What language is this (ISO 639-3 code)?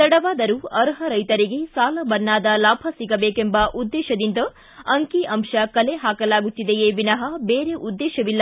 kan